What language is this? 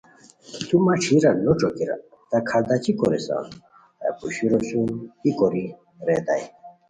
Khowar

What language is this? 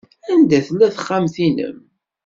Kabyle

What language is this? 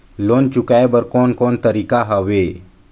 Chhattisgarhi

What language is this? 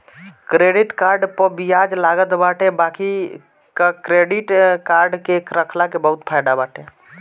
Bhojpuri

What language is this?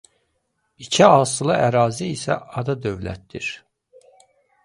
Azerbaijani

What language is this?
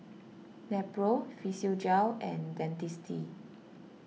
English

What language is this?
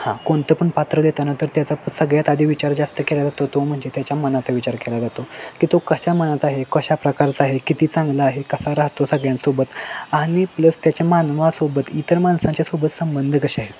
Marathi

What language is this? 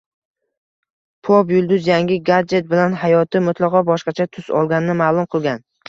Uzbek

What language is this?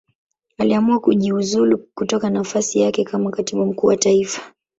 Swahili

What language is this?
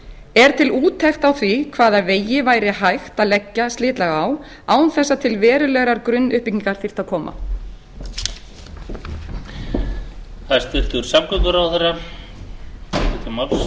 Icelandic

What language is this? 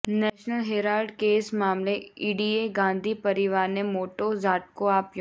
Gujarati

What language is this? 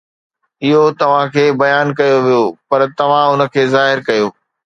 Sindhi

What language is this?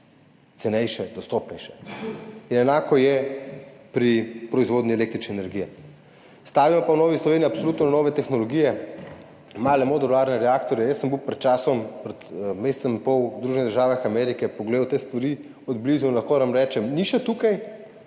Slovenian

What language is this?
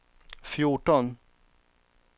Swedish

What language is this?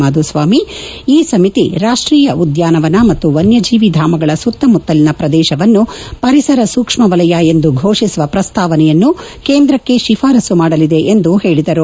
Kannada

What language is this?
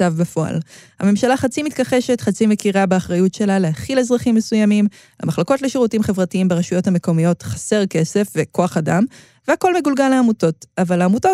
Hebrew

